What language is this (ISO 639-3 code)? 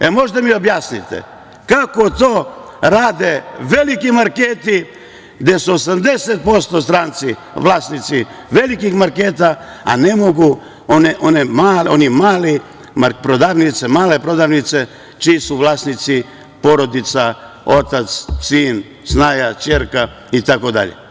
srp